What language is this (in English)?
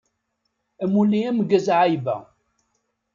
Kabyle